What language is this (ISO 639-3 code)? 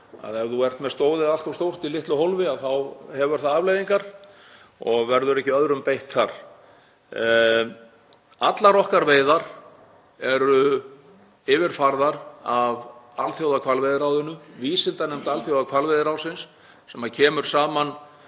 isl